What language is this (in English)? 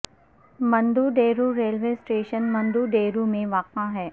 Urdu